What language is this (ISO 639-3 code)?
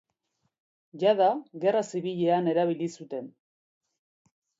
eus